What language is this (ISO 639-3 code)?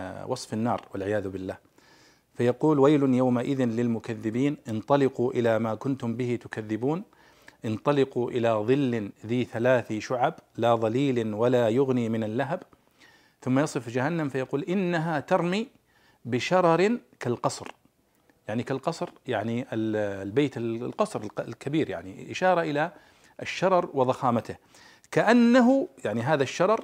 ara